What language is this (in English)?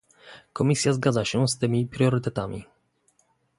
Polish